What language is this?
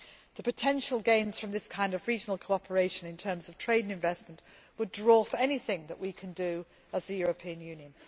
English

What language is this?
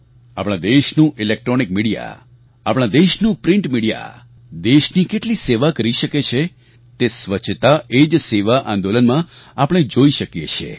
Gujarati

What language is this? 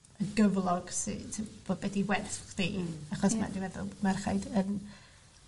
Welsh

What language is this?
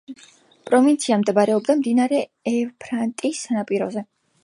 Georgian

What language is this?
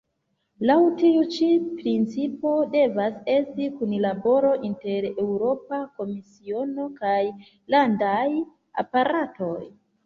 Esperanto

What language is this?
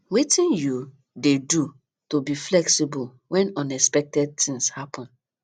Nigerian Pidgin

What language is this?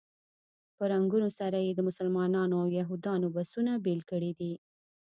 Pashto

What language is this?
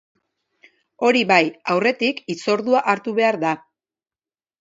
Basque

